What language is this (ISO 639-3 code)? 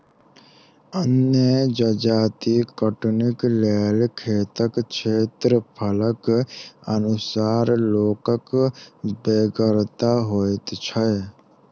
mai